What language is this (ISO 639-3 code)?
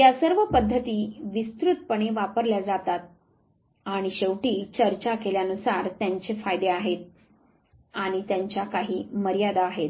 mar